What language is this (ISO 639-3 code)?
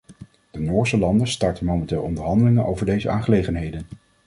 nld